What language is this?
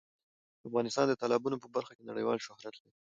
Pashto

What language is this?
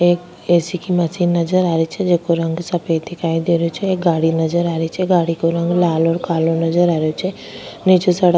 Rajasthani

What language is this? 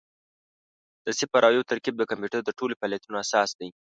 Pashto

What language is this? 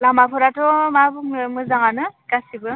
Bodo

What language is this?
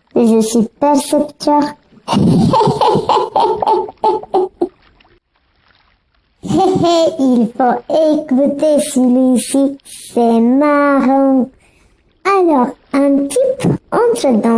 French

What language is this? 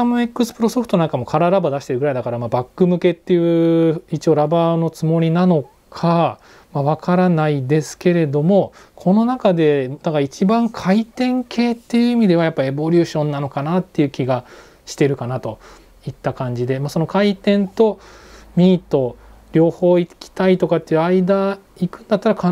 Japanese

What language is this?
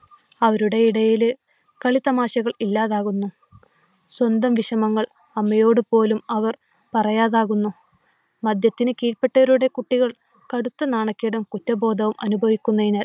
Malayalam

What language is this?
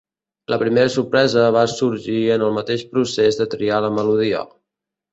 Catalan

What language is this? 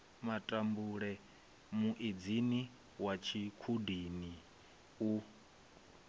Venda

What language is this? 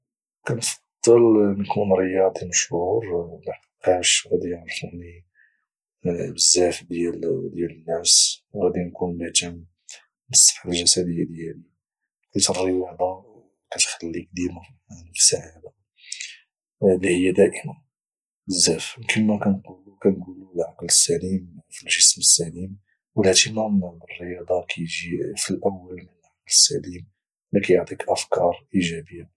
Moroccan Arabic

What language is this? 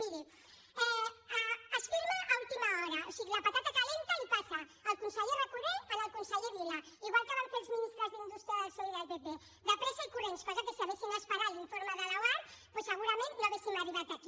Catalan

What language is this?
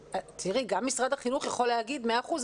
Hebrew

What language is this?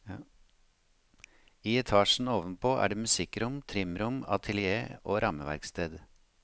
Norwegian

